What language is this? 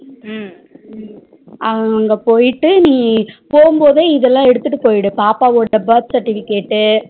Tamil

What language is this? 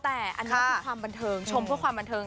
Thai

